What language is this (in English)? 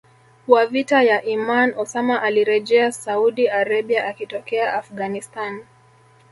Swahili